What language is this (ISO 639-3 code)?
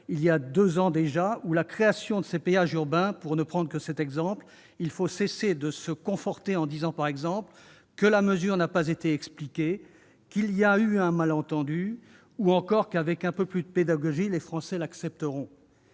fra